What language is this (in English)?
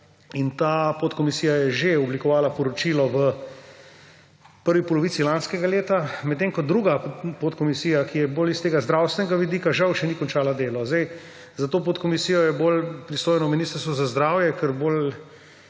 Slovenian